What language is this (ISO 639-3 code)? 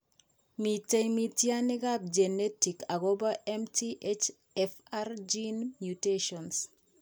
kln